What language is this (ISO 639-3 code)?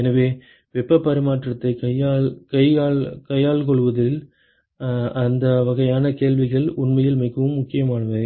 tam